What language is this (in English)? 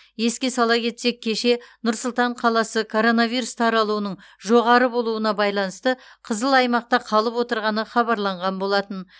Kazakh